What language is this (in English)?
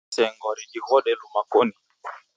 Taita